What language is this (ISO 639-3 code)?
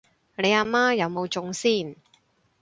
yue